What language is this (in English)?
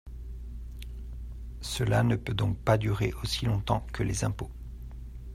French